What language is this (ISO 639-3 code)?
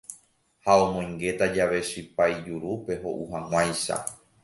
grn